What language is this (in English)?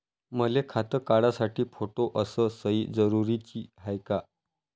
Marathi